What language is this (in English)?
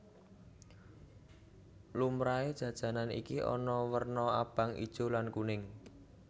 Javanese